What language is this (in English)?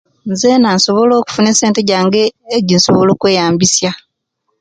Kenyi